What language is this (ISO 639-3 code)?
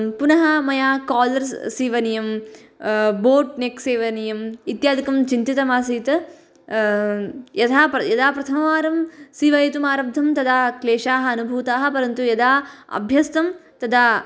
san